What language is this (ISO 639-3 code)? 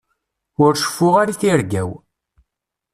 kab